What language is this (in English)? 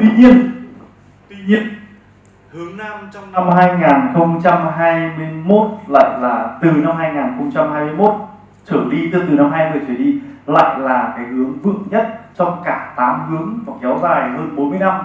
Vietnamese